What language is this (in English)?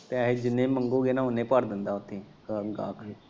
Punjabi